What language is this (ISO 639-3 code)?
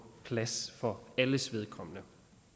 dan